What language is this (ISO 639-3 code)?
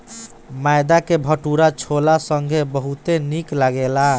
bho